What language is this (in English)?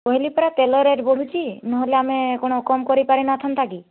Odia